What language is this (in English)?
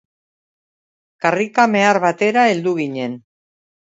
Basque